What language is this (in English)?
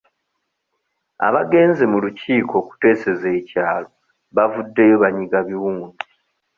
Ganda